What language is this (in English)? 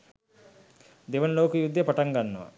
Sinhala